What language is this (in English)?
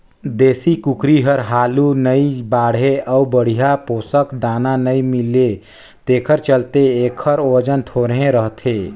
Chhattisgarhi